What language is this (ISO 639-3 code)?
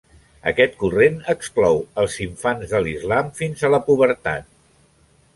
cat